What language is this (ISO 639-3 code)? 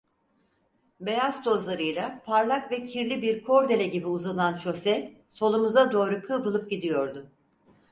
tur